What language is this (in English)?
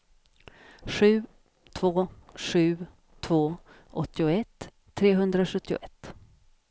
Swedish